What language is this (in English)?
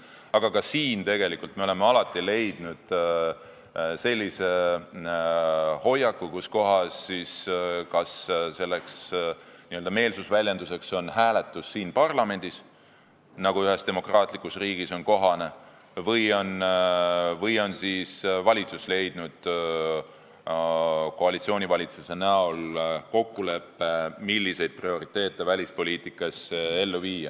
Estonian